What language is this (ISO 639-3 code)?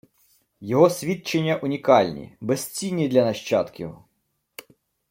ukr